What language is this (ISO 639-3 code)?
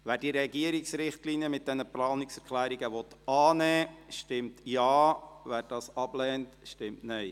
gsw